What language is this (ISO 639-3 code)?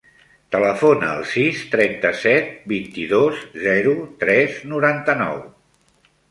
cat